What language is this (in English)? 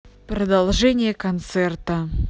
Russian